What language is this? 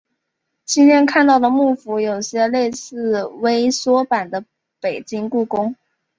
Chinese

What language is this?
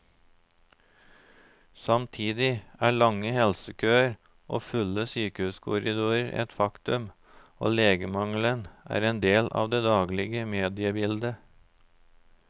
Norwegian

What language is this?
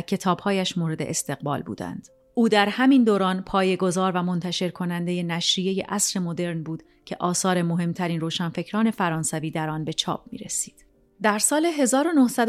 Persian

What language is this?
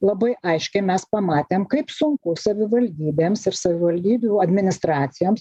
Lithuanian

